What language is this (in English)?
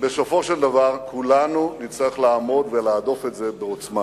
Hebrew